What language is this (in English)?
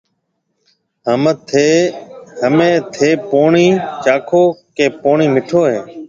Marwari (Pakistan)